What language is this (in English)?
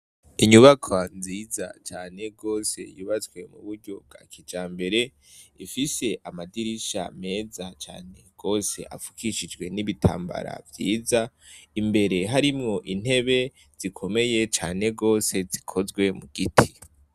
Rundi